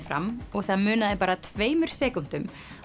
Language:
Icelandic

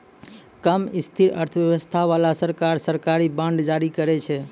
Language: Maithili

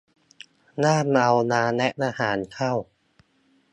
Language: Thai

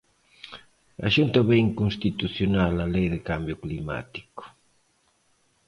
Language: Galician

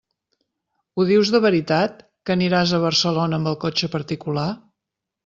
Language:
Catalan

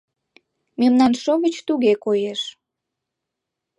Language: Mari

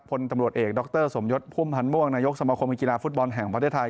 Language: Thai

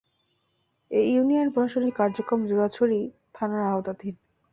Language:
Bangla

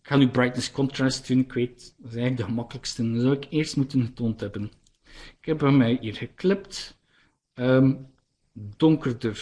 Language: Dutch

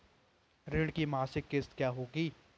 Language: Hindi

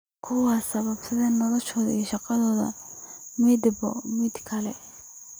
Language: Somali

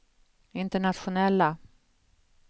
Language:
Swedish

